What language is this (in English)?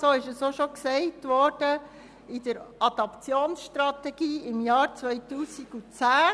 Swiss German